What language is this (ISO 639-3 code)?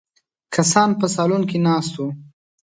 pus